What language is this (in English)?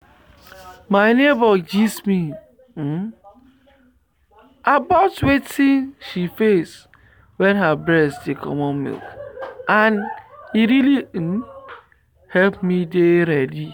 Nigerian Pidgin